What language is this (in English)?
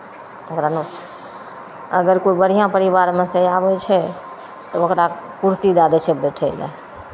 Maithili